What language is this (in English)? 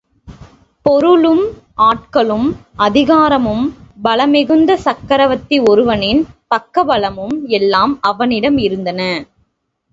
Tamil